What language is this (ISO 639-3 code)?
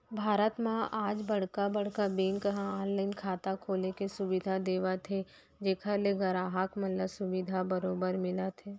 hne